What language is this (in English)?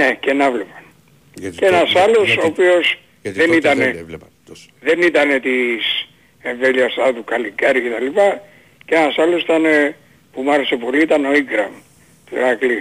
Greek